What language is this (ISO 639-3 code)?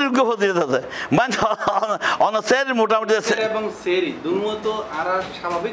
ben